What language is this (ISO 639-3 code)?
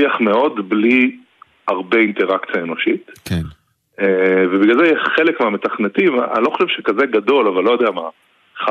heb